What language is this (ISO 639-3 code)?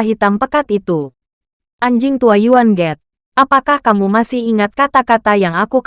ind